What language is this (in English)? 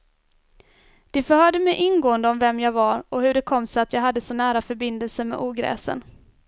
Swedish